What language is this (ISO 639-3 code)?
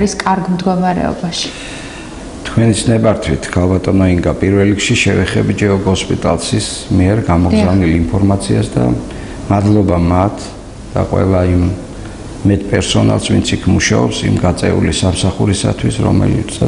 ron